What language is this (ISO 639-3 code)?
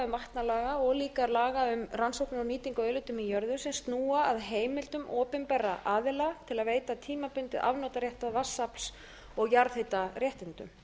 isl